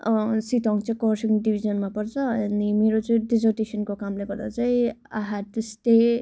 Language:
Nepali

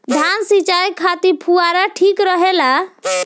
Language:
Bhojpuri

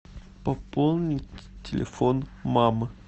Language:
Russian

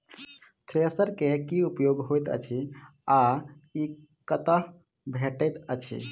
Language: Maithili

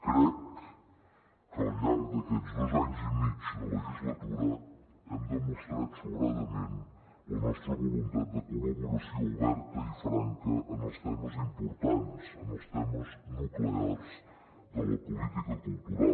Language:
Catalan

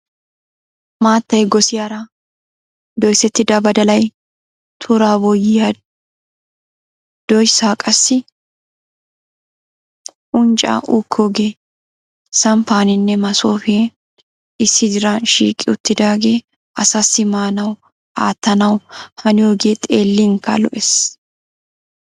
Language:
Wolaytta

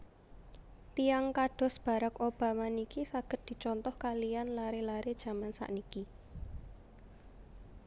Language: Javanese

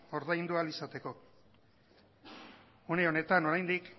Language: Basque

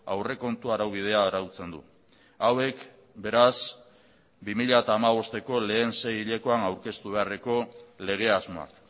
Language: Basque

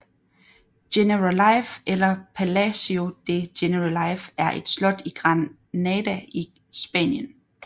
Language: Danish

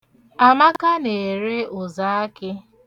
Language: Igbo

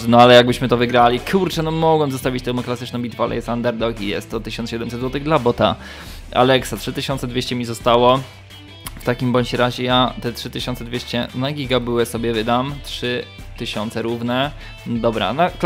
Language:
Polish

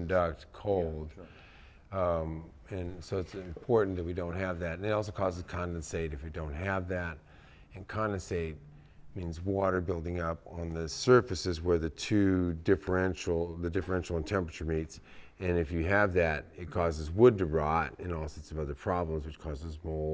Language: English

